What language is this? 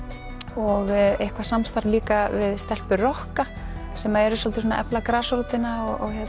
Icelandic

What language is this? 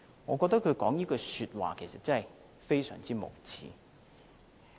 Cantonese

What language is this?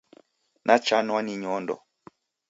Taita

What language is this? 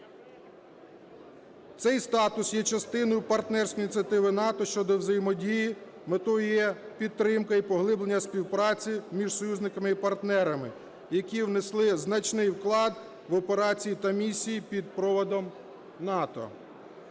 Ukrainian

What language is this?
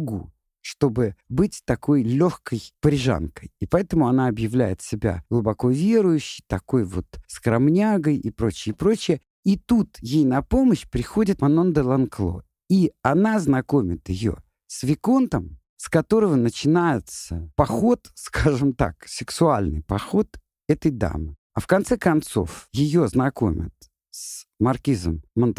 Russian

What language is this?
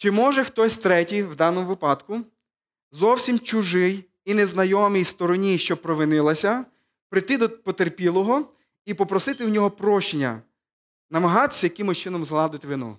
Ukrainian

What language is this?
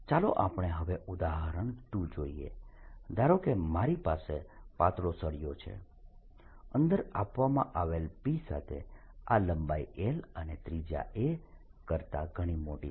Gujarati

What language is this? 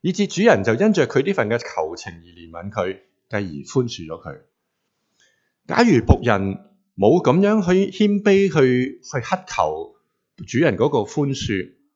Chinese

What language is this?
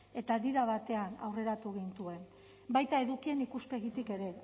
Basque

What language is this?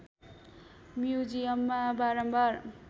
Nepali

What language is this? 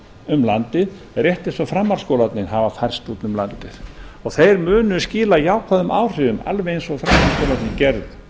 Icelandic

